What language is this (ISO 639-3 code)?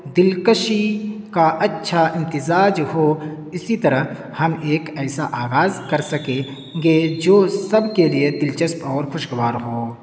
urd